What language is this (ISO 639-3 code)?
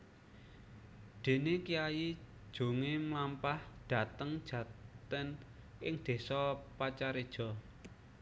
jav